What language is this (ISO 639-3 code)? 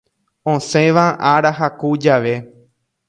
grn